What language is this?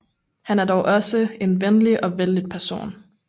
Danish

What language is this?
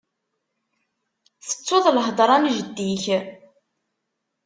Kabyle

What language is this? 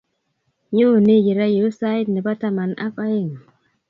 Kalenjin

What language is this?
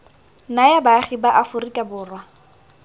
Tswana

